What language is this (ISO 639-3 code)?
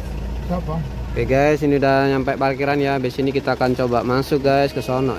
ind